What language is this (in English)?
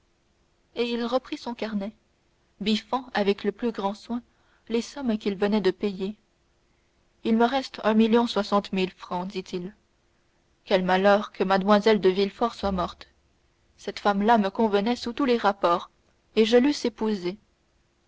French